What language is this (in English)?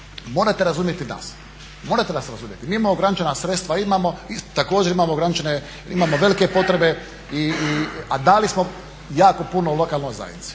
Croatian